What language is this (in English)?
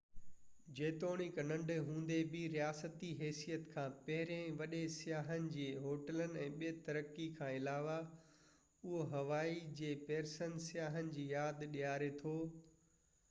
Sindhi